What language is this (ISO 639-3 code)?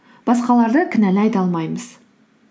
kaz